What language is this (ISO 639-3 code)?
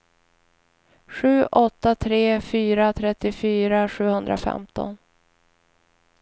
swe